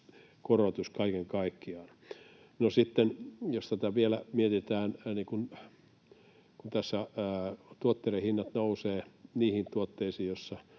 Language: Finnish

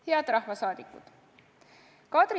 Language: Estonian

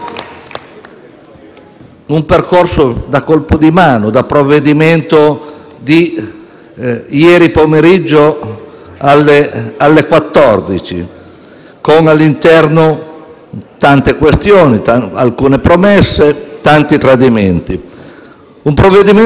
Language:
Italian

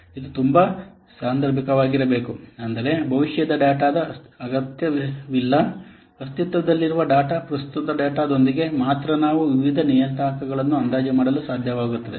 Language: Kannada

